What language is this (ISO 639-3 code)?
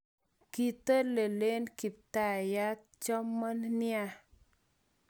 kln